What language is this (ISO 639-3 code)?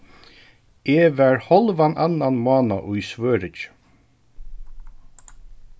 fao